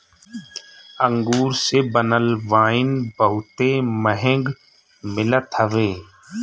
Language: Bhojpuri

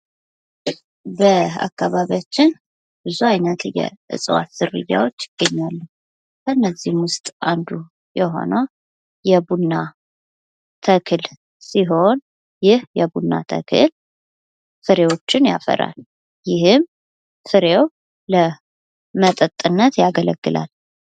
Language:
Amharic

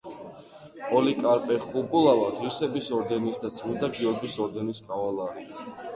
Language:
Georgian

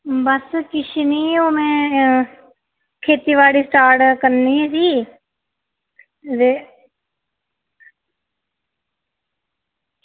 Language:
Dogri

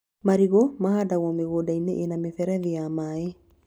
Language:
Kikuyu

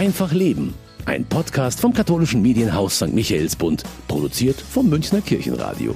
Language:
German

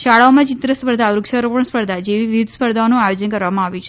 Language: Gujarati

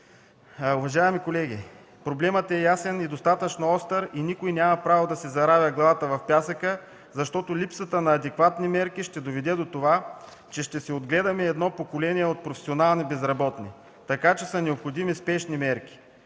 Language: Bulgarian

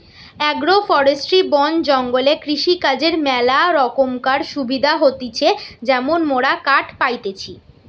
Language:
Bangla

